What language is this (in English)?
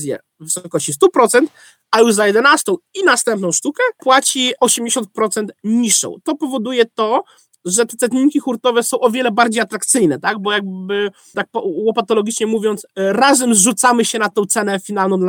Polish